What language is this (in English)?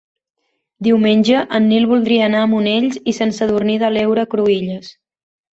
Catalan